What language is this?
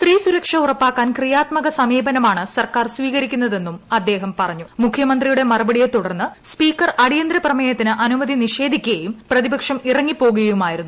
Malayalam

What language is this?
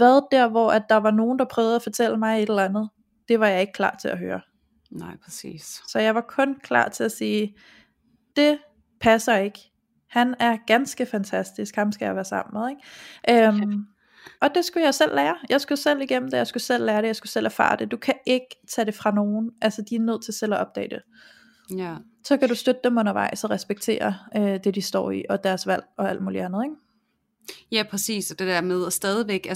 Danish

